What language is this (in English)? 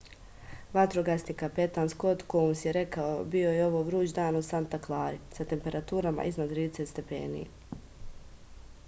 Serbian